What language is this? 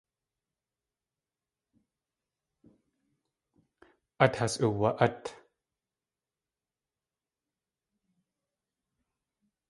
Tlingit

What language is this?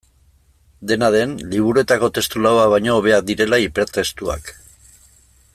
Basque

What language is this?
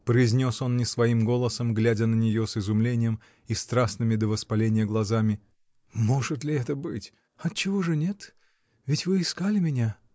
Russian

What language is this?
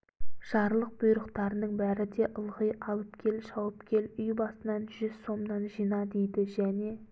Kazakh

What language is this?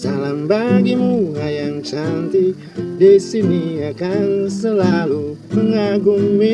Indonesian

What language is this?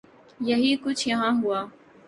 Urdu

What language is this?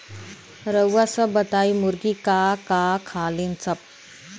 Bhojpuri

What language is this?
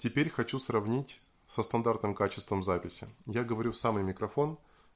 Russian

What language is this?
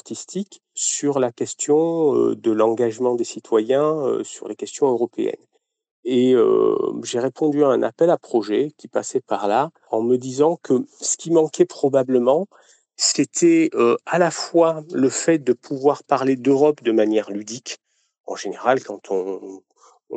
French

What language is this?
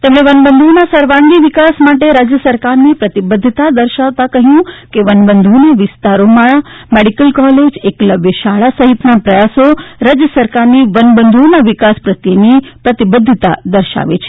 Gujarati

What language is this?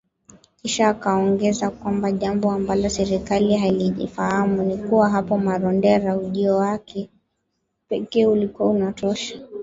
Swahili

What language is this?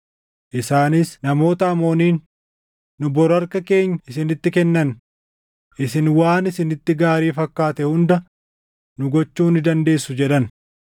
Oromo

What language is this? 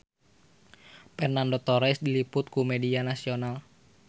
Sundanese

